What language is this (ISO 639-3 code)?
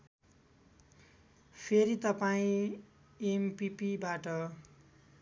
nep